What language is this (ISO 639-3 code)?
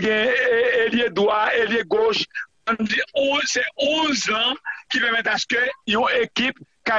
fra